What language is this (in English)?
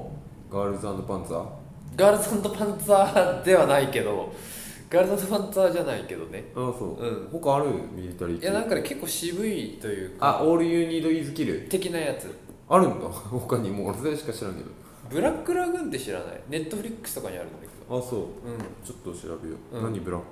Japanese